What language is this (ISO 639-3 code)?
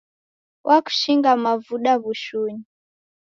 dav